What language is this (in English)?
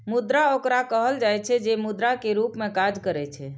Maithili